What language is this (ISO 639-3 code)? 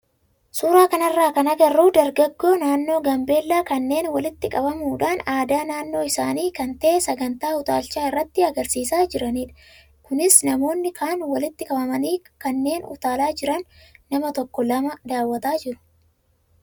orm